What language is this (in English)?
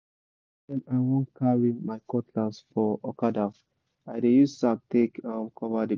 Nigerian Pidgin